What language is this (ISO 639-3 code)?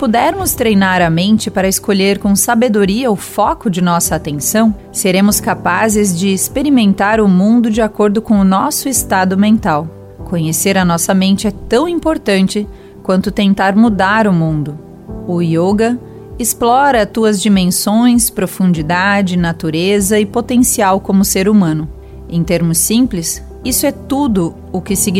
por